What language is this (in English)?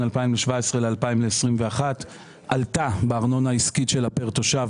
Hebrew